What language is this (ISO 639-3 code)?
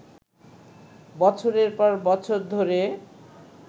ben